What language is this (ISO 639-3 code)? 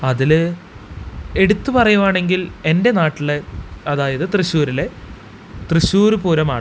mal